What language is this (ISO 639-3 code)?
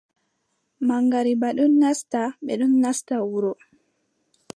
fub